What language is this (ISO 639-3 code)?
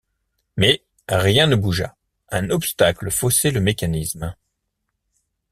fra